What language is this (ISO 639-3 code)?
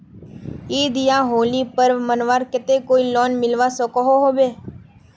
mag